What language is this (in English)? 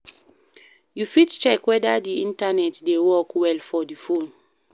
Nigerian Pidgin